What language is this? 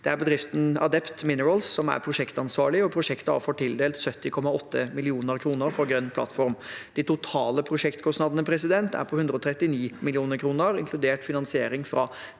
Norwegian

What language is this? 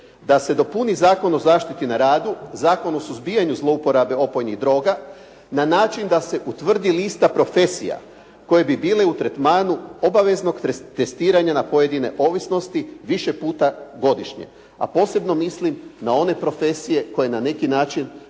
Croatian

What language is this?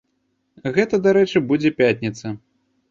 Belarusian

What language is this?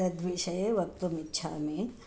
Sanskrit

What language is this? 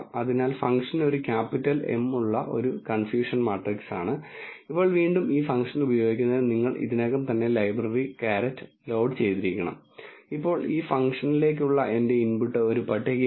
Malayalam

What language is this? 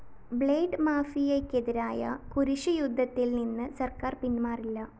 Malayalam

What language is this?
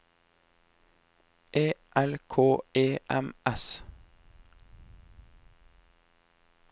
Norwegian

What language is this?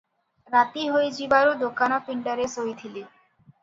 Odia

